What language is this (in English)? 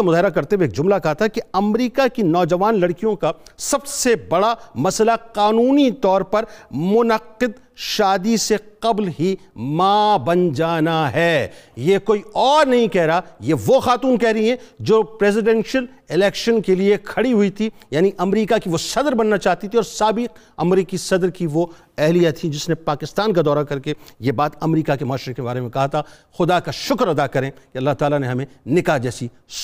Urdu